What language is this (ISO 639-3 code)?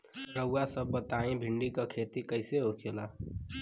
bho